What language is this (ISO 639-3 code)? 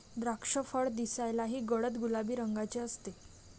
mar